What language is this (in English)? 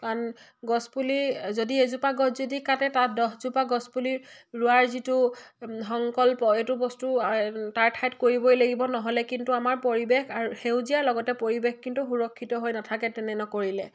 Assamese